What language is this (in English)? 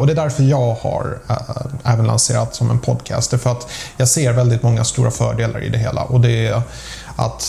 Swedish